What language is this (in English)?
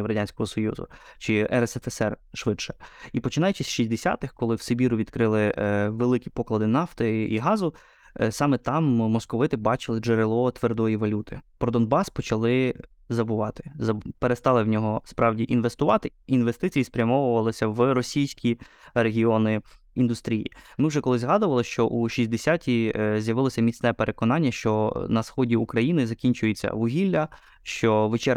Ukrainian